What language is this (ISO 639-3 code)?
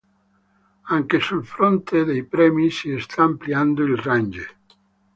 ita